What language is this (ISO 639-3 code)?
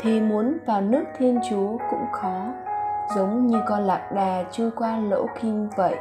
vie